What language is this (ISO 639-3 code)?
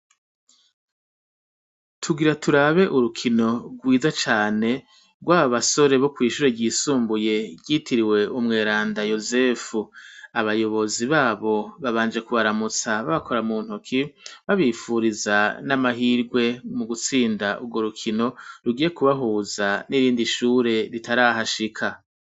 run